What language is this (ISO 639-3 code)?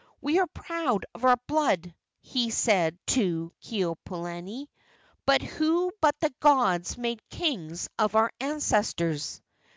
eng